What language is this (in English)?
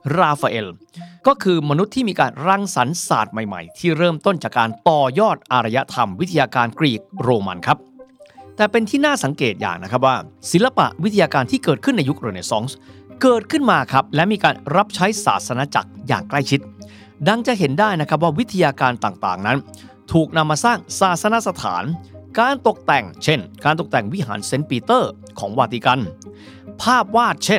Thai